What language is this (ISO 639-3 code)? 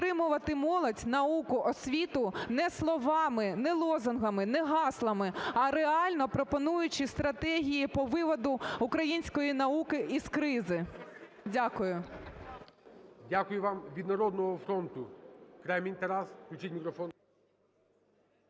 ukr